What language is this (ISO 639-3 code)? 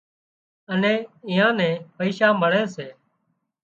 kxp